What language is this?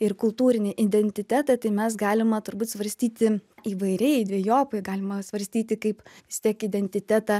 Lithuanian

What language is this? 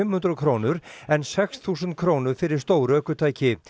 Icelandic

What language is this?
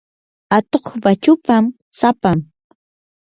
Yanahuanca Pasco Quechua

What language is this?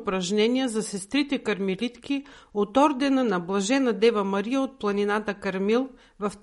Bulgarian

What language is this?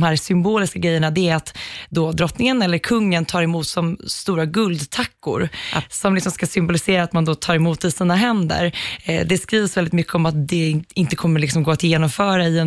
Swedish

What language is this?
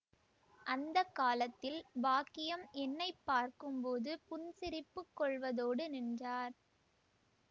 Tamil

